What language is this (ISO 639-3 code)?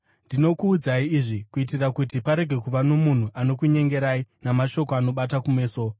sna